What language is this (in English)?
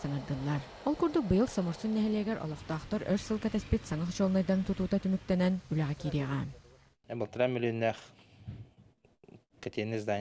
Russian